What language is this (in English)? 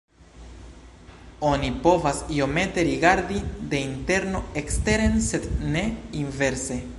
Esperanto